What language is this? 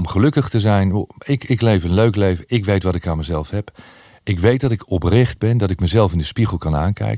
Dutch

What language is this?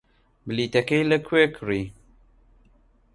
Central Kurdish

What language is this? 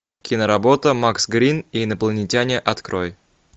Russian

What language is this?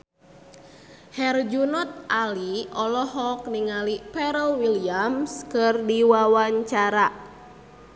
Sundanese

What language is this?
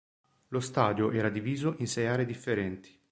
Italian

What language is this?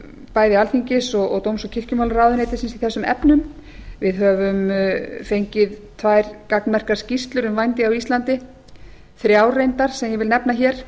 Icelandic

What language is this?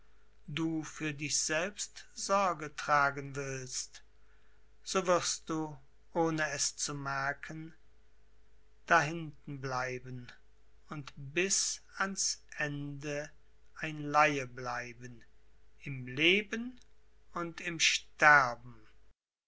German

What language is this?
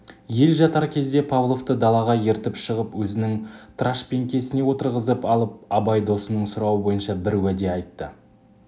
Kazakh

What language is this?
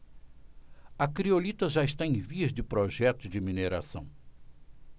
Portuguese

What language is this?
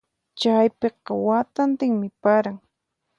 Puno Quechua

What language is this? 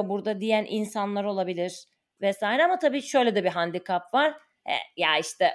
Turkish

